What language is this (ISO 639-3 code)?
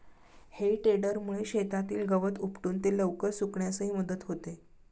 mar